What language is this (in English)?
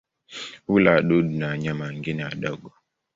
Swahili